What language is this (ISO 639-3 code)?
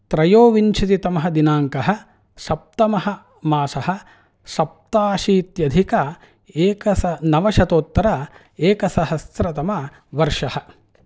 san